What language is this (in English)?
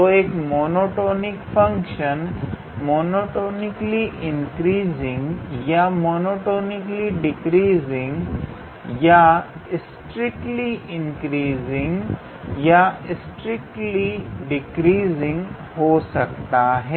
Hindi